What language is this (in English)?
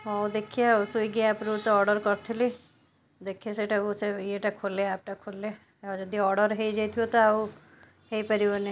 Odia